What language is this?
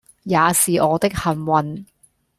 Cantonese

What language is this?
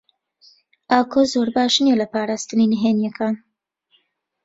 Central Kurdish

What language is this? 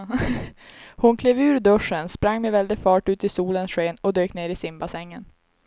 Swedish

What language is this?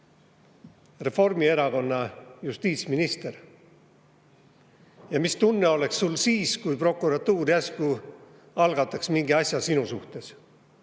Estonian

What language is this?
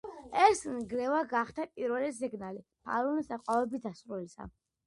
Georgian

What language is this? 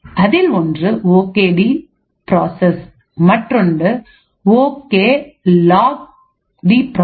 Tamil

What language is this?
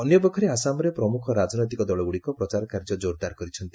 Odia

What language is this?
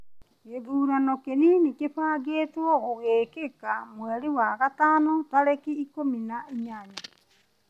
Kikuyu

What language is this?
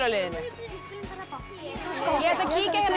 Icelandic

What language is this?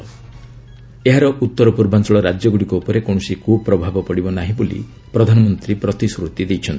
Odia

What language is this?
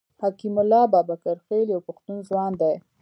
Pashto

